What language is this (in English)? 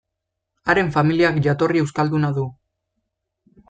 Basque